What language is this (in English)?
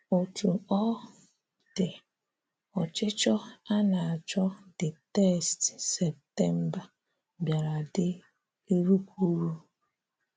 Igbo